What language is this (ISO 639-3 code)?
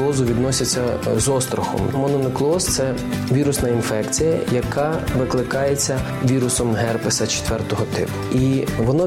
ukr